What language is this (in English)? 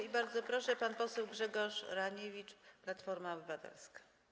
Polish